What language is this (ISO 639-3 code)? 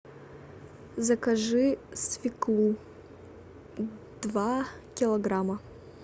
rus